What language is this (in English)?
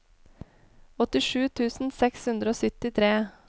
Norwegian